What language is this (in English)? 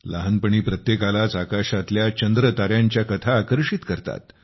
Marathi